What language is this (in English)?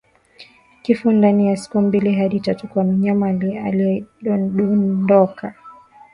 Swahili